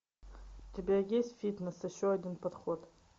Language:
Russian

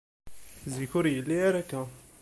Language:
Kabyle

